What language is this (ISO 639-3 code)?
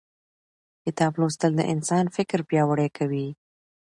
pus